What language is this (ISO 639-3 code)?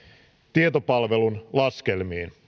fin